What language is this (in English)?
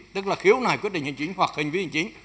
Vietnamese